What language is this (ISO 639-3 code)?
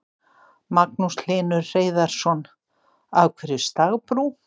isl